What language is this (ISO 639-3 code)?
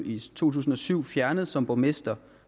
dan